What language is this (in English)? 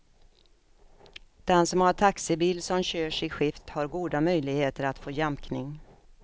Swedish